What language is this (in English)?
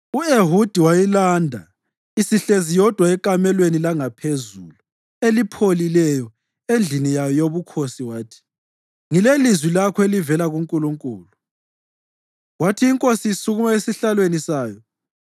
North Ndebele